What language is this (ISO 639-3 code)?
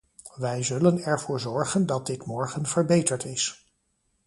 nld